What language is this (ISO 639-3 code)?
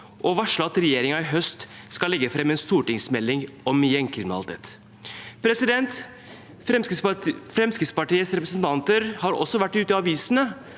nor